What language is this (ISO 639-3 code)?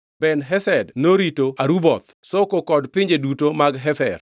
luo